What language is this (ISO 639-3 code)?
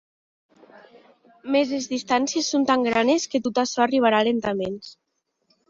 oci